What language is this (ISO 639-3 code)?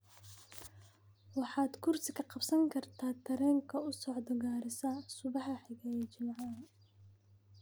som